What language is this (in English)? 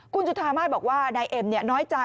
Thai